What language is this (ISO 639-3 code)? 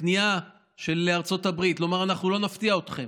heb